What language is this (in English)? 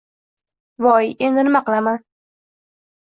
Uzbek